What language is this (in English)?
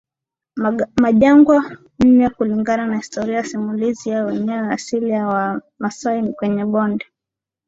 Swahili